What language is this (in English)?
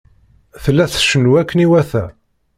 Kabyle